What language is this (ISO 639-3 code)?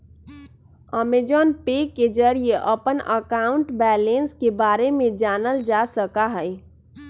mag